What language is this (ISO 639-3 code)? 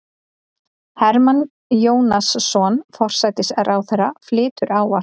isl